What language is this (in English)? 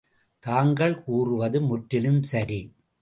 Tamil